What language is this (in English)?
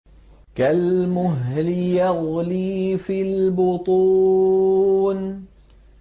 Arabic